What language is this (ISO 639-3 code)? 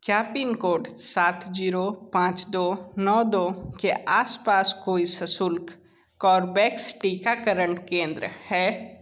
hin